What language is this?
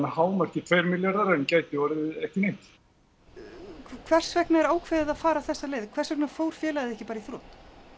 Icelandic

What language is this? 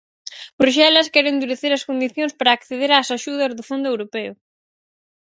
Galician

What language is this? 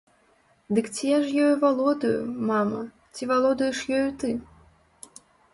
Belarusian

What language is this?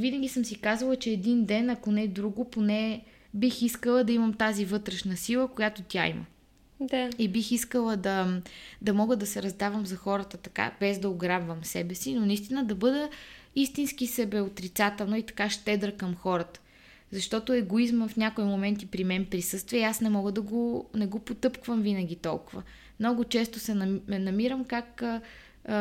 Bulgarian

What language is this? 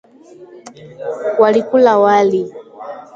Swahili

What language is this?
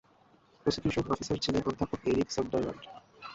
Bangla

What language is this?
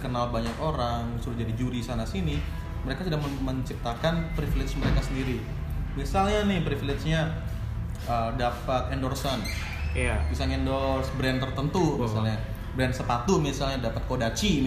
Indonesian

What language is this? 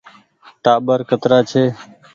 Goaria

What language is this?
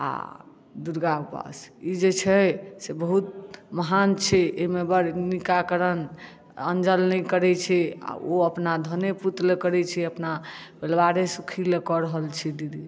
Maithili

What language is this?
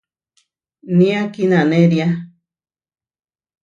Huarijio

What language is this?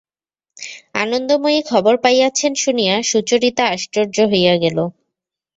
Bangla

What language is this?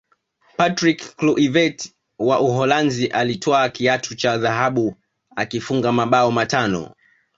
Swahili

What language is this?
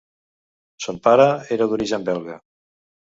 Catalan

